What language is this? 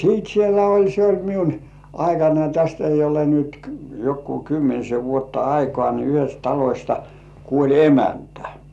Finnish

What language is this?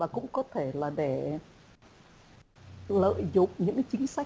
Vietnamese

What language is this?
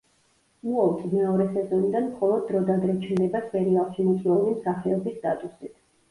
Georgian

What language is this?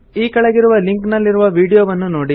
Kannada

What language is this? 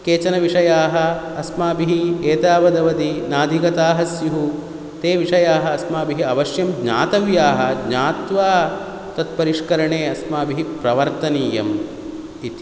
Sanskrit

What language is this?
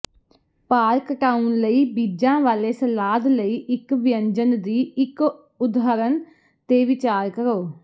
Punjabi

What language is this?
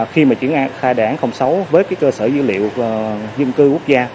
Vietnamese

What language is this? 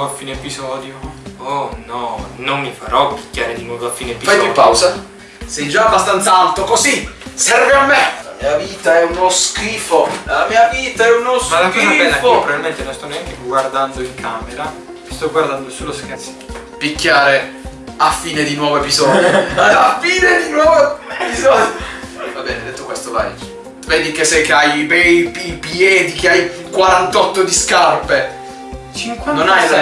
Italian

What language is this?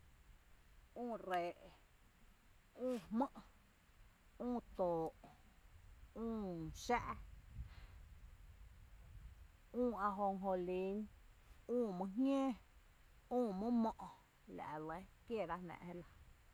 Tepinapa Chinantec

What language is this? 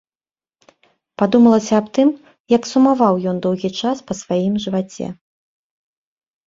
Belarusian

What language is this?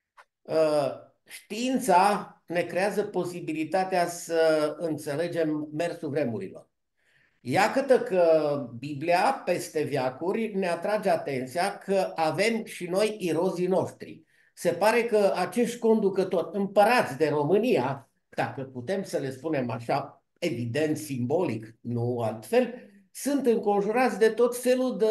Romanian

